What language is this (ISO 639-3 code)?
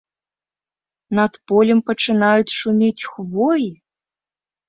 bel